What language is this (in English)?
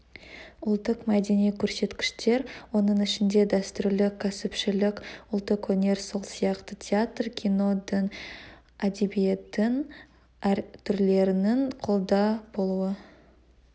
Kazakh